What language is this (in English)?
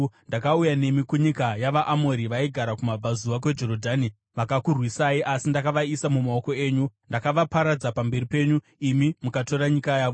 Shona